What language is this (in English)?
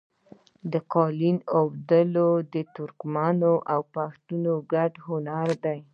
Pashto